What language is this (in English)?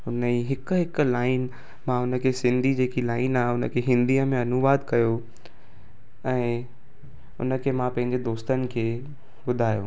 Sindhi